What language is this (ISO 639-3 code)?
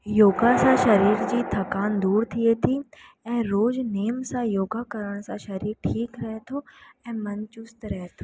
snd